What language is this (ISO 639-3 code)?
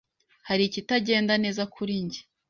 kin